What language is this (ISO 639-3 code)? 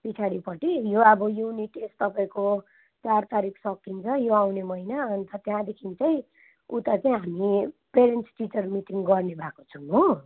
nep